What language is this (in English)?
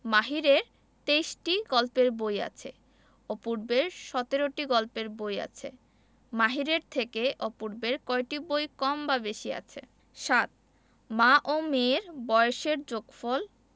Bangla